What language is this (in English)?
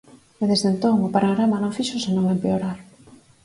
Galician